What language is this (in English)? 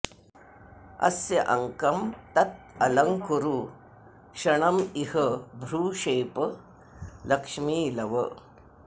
Sanskrit